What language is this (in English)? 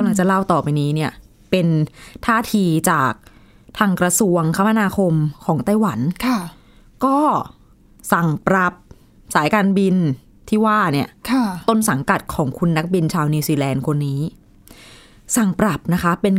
Thai